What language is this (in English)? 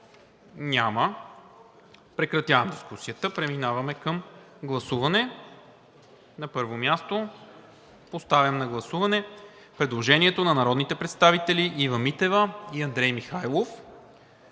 Bulgarian